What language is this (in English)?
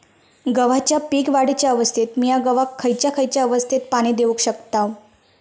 Marathi